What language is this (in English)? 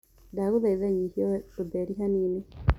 Kikuyu